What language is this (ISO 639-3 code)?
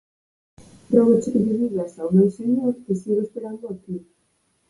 glg